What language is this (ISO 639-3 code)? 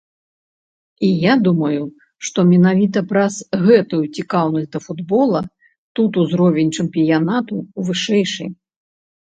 bel